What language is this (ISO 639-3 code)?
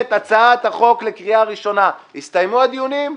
heb